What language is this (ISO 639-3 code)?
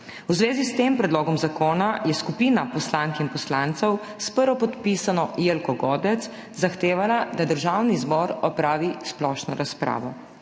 slv